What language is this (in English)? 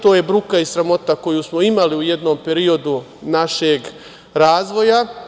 Serbian